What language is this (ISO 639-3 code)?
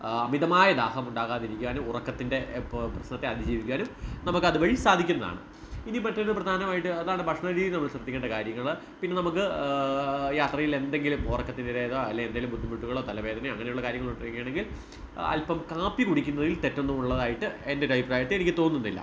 mal